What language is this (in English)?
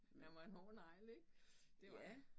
Danish